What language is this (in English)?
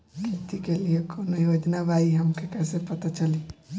Bhojpuri